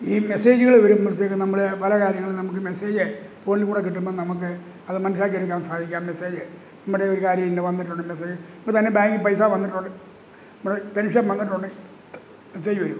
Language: Malayalam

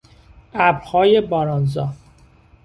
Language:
Persian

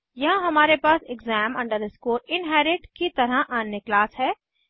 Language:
Hindi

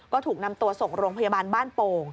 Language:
Thai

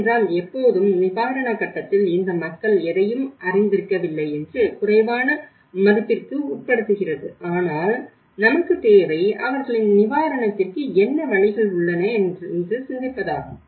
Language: Tamil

